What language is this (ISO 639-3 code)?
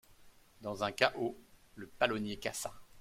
fra